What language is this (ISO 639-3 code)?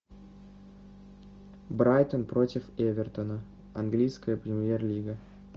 rus